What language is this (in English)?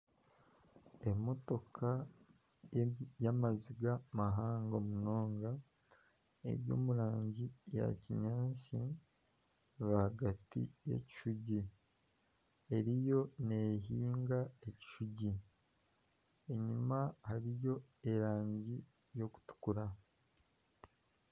Nyankole